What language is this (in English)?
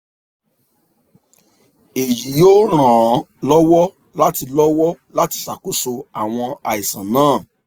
Yoruba